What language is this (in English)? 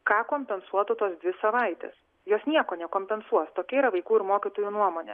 Lithuanian